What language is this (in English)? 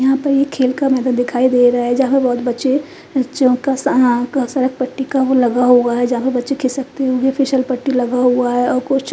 Hindi